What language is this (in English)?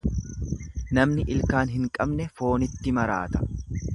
Oromo